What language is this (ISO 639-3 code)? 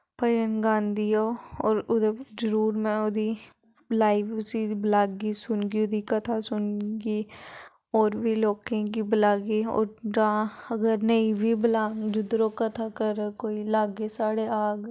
doi